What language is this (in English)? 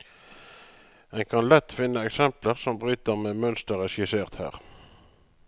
Norwegian